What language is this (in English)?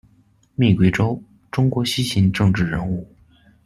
Chinese